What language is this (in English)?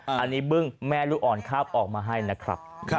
Thai